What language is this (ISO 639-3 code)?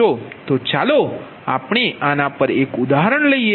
guj